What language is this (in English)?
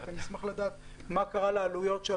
Hebrew